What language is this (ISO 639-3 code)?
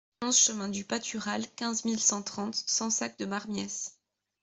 fra